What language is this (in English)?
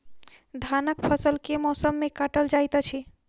Maithili